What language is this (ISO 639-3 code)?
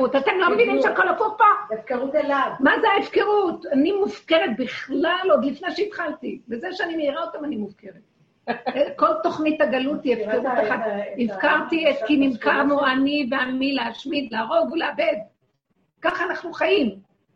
heb